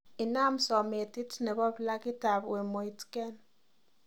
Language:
Kalenjin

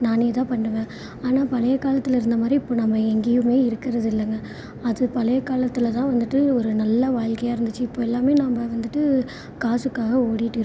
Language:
Tamil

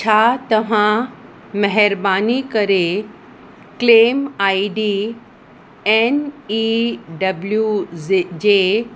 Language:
Sindhi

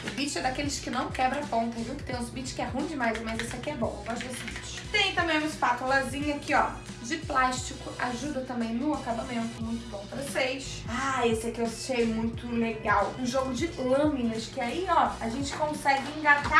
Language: Portuguese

